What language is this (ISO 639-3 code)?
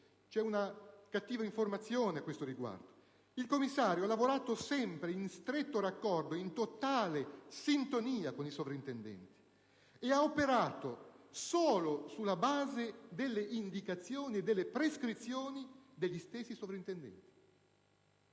ita